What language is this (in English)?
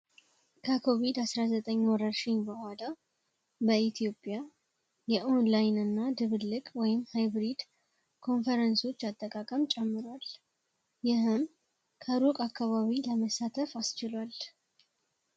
Amharic